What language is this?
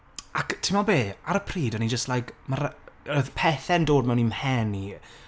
Welsh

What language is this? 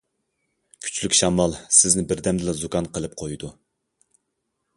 Uyghur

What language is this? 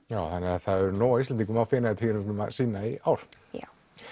Icelandic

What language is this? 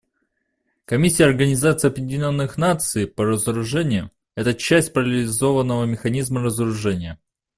Russian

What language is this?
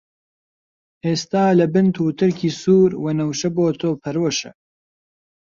Central Kurdish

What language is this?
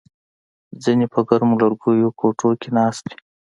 Pashto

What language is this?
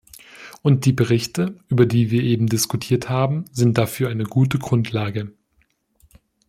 German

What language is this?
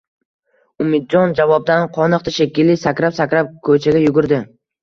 Uzbek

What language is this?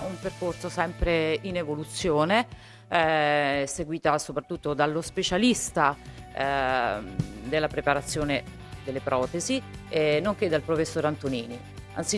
Italian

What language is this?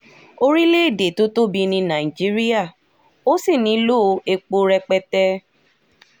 Yoruba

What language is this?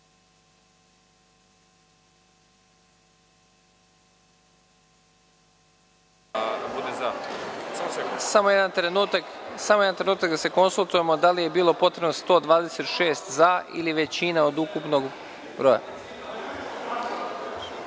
Serbian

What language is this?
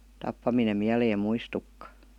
Finnish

